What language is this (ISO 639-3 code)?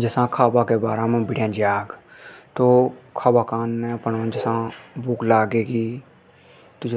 hoj